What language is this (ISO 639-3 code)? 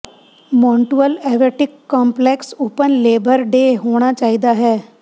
pan